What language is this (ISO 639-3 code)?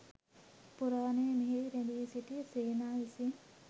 sin